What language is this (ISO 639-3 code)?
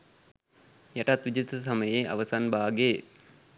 sin